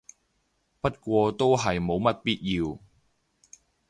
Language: Cantonese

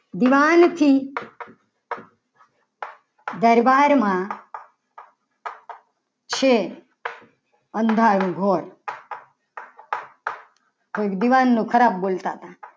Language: Gujarati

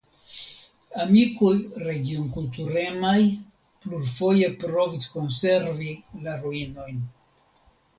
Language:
Esperanto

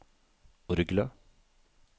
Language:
Norwegian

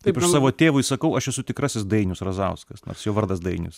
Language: Lithuanian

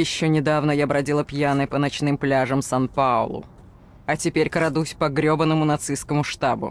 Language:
Russian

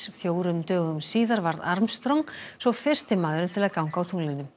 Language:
Icelandic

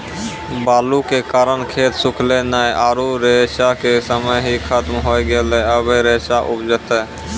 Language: Maithili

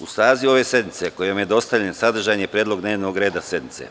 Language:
Serbian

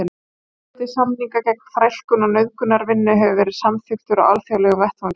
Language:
Icelandic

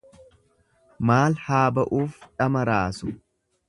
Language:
Oromo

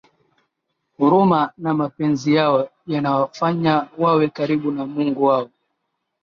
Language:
Swahili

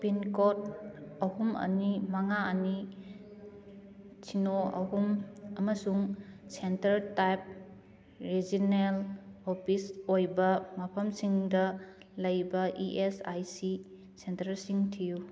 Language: Manipuri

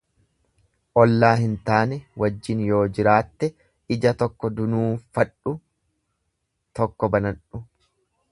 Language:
Oromo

